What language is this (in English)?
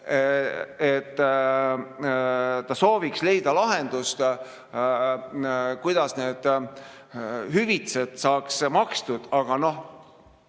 Estonian